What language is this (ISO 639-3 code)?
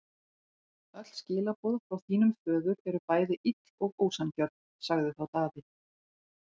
isl